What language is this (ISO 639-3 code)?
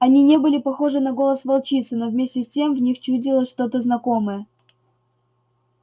rus